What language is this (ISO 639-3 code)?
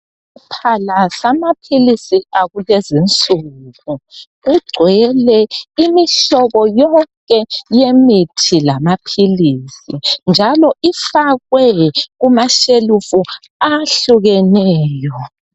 nde